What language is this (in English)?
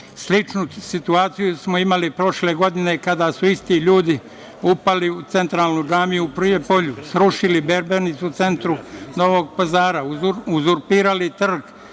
Serbian